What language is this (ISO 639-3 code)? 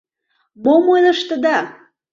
chm